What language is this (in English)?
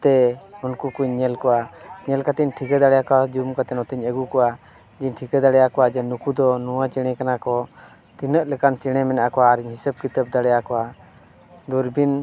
Santali